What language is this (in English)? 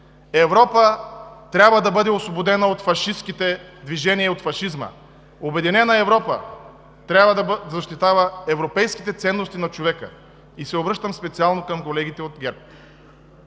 Bulgarian